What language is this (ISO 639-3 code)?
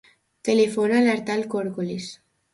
cat